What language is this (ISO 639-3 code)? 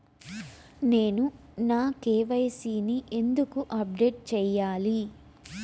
tel